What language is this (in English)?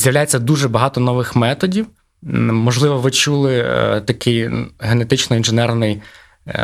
Ukrainian